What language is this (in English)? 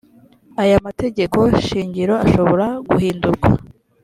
Kinyarwanda